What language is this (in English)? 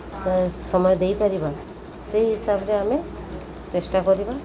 Odia